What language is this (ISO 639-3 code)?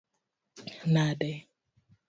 luo